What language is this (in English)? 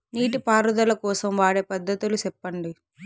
Telugu